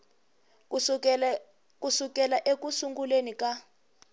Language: Tsonga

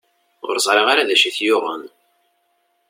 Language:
Kabyle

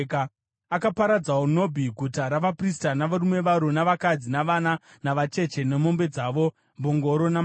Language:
Shona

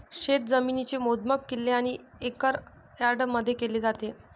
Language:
Marathi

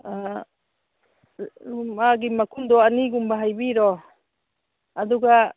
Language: Manipuri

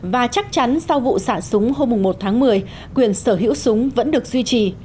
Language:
Vietnamese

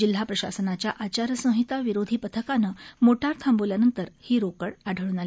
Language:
Marathi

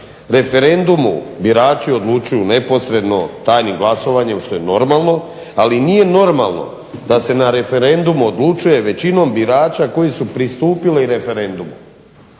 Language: Croatian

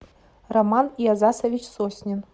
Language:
Russian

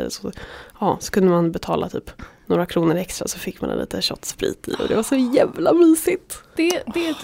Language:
Swedish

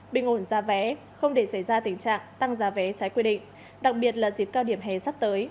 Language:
Vietnamese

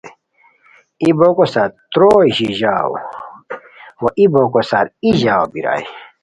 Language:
Khowar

